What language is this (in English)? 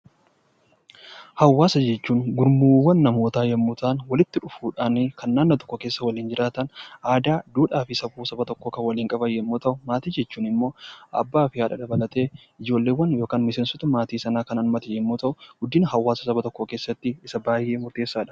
Oromo